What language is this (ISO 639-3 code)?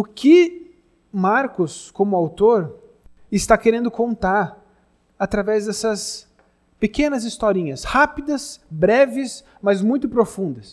por